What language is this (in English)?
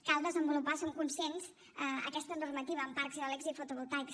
Catalan